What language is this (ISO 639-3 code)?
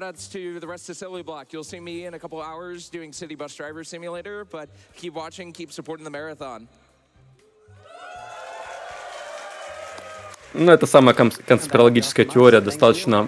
rus